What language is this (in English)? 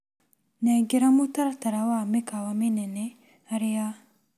Kikuyu